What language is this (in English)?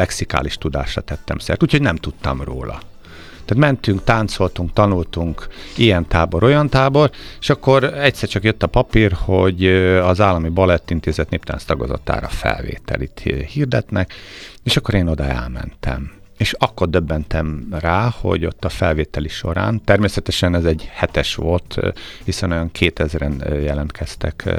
Hungarian